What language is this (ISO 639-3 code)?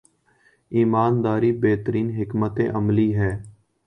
urd